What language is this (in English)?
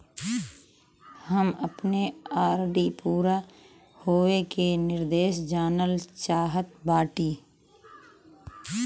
Bhojpuri